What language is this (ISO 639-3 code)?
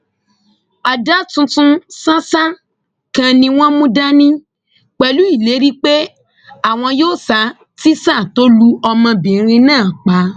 yor